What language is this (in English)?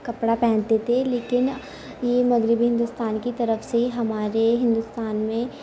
Urdu